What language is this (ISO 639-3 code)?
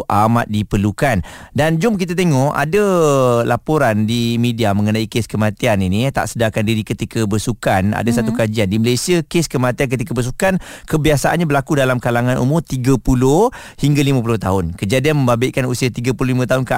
msa